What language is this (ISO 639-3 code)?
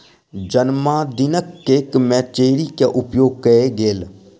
mai